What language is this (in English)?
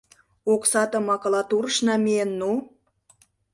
Mari